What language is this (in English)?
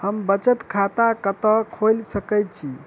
Maithili